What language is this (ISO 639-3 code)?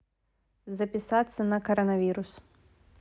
rus